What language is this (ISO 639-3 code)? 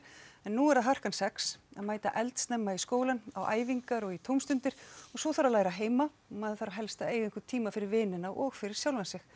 isl